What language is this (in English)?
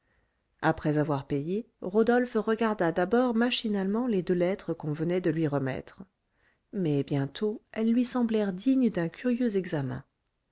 French